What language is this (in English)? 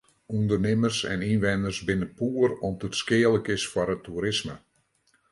Western Frisian